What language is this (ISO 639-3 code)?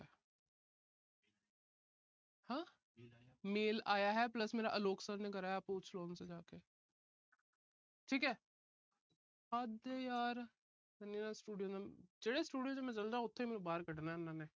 pan